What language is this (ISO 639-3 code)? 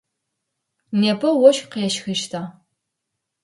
ady